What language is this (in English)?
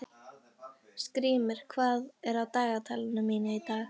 Icelandic